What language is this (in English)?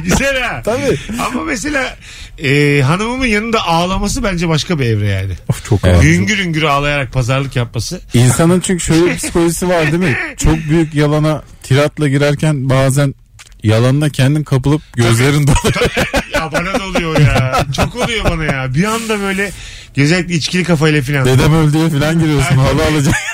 Turkish